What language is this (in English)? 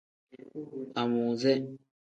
Tem